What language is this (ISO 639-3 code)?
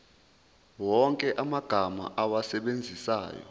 zul